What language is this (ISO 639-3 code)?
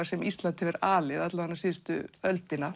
isl